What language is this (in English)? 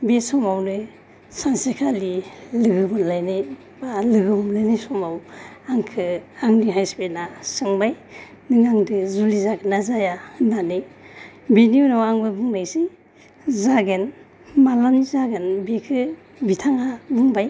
Bodo